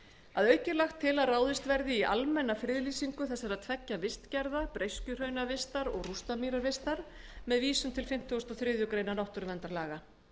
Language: Icelandic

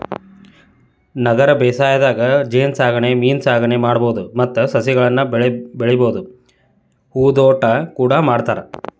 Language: Kannada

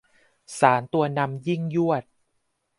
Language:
Thai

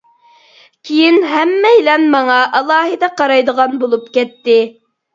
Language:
Uyghur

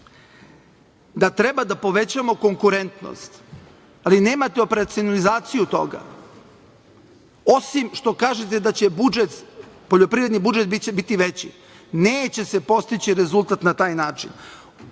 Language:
Serbian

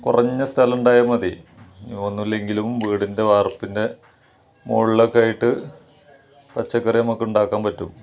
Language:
Malayalam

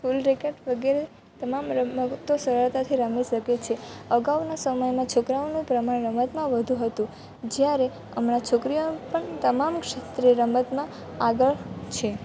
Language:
Gujarati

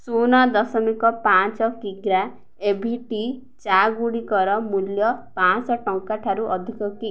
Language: Odia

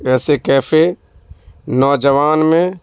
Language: Urdu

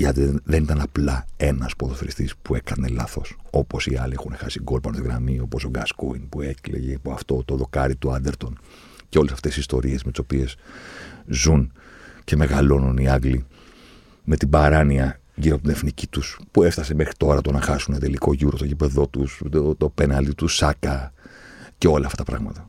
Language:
Greek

